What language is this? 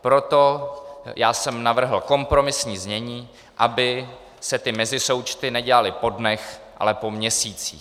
Czech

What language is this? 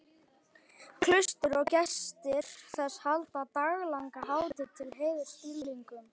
Icelandic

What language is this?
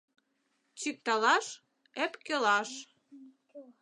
Mari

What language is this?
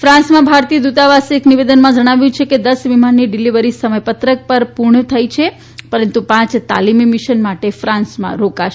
Gujarati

